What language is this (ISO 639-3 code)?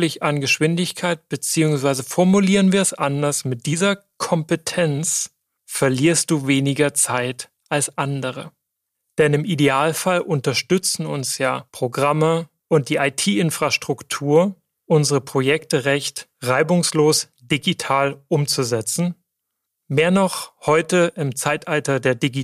deu